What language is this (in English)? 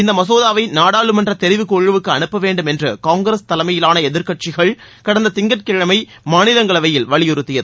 Tamil